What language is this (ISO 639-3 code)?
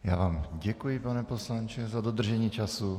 ces